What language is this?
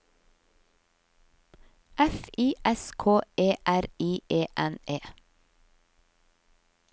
Norwegian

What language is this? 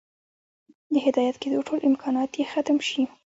Pashto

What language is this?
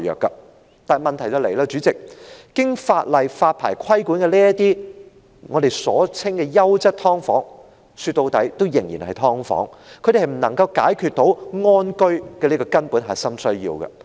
Cantonese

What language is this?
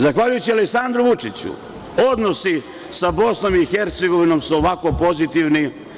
Serbian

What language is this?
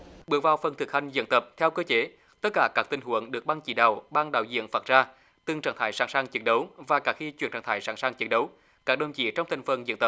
Vietnamese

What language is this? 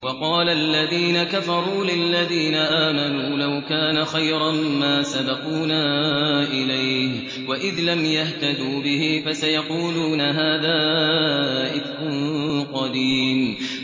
Arabic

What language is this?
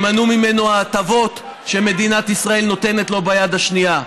Hebrew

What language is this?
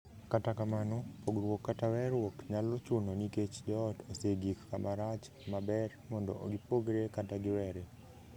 Luo (Kenya and Tanzania)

